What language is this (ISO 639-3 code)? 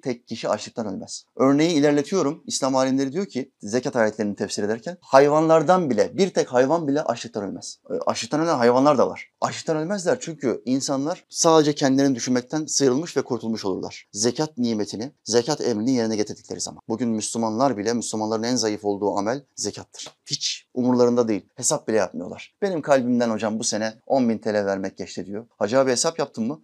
tur